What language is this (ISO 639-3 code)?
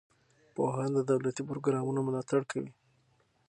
pus